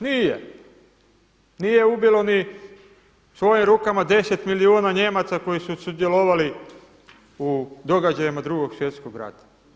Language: Croatian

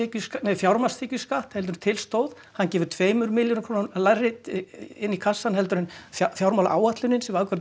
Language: Icelandic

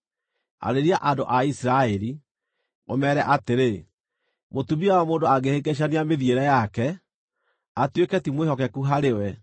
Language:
Kikuyu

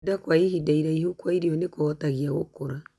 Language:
Kikuyu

